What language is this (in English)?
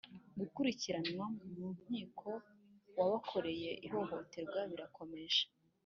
Kinyarwanda